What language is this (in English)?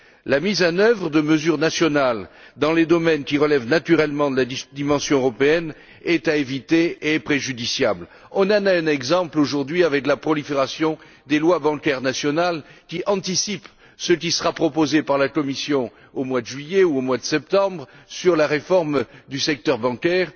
French